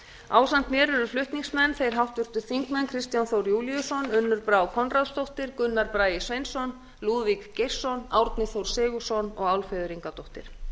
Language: Icelandic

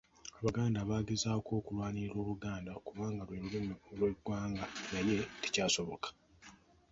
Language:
Ganda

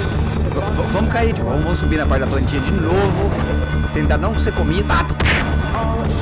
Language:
Portuguese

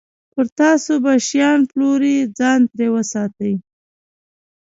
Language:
Pashto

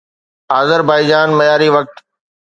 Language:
Sindhi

